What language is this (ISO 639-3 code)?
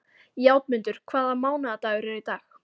isl